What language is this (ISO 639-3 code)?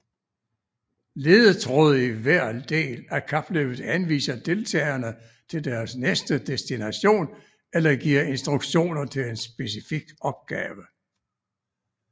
dan